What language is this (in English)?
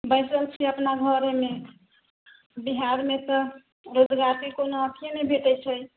Maithili